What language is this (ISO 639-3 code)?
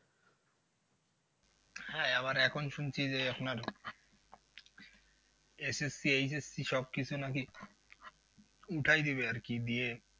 ben